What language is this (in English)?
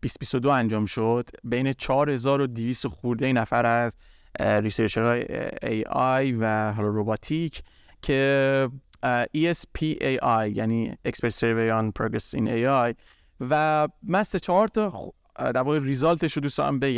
Persian